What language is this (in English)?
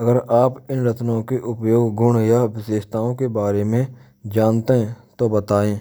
Braj